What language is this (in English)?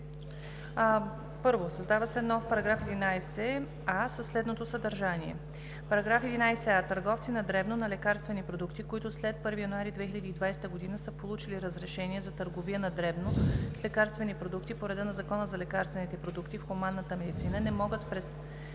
Bulgarian